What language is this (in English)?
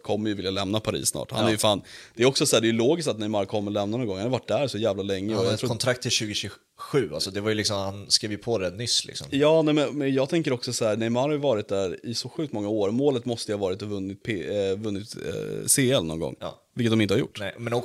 Swedish